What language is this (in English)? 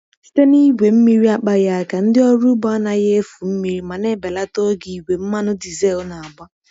Igbo